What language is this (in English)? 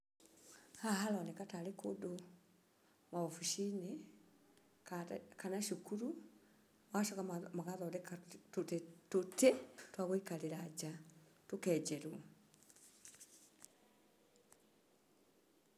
Kikuyu